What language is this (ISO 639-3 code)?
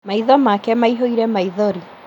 kik